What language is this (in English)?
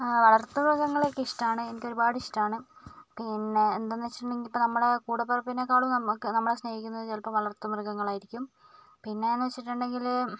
Malayalam